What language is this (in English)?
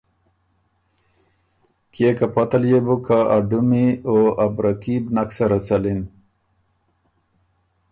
Ormuri